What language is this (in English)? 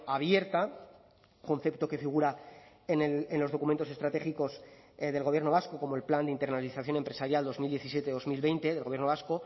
Spanish